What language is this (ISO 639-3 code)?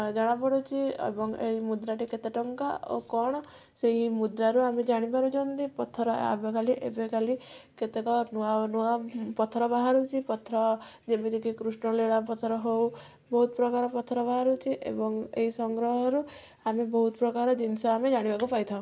ori